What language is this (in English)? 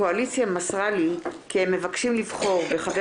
Hebrew